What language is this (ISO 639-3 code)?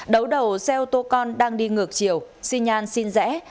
vie